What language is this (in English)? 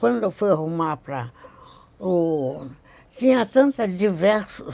Portuguese